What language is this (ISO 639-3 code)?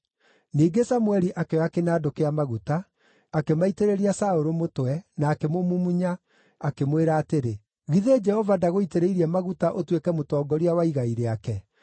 kik